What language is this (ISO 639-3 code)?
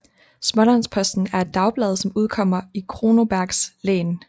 dan